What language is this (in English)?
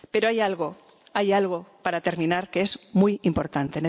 Spanish